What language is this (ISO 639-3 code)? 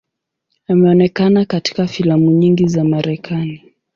swa